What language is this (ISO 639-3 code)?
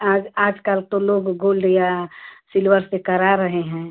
hin